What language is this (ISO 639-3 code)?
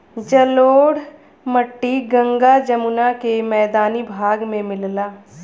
bho